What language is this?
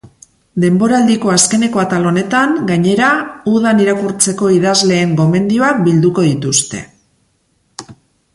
Basque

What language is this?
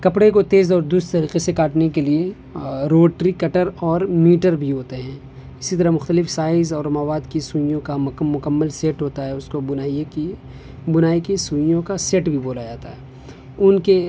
Urdu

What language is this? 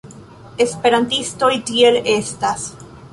Esperanto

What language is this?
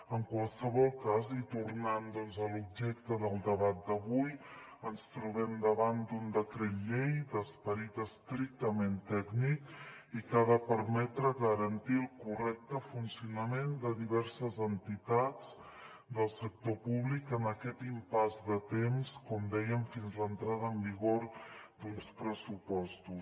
Catalan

